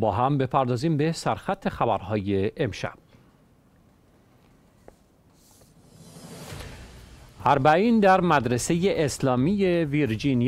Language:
Persian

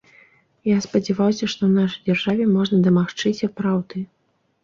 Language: Belarusian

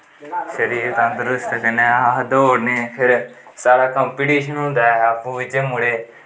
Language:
Dogri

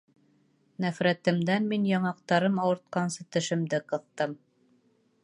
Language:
Bashkir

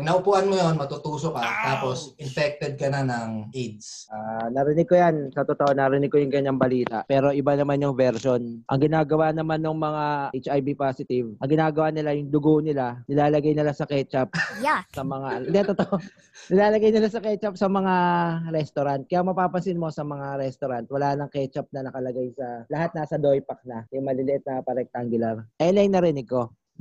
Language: Filipino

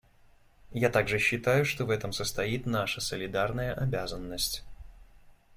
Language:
Russian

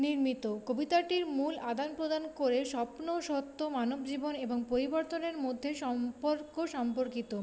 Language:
Bangla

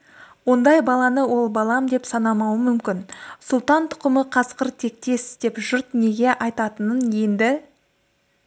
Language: Kazakh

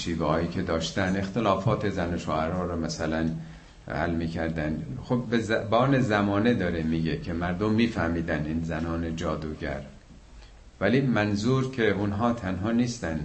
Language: Persian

